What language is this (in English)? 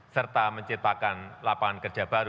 Indonesian